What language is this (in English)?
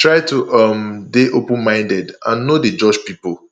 Nigerian Pidgin